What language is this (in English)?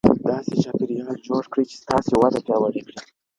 Pashto